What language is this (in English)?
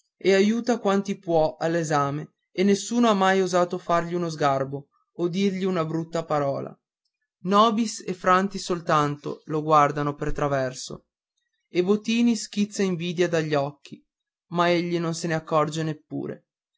Italian